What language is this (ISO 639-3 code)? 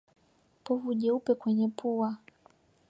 swa